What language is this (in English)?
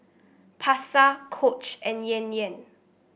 English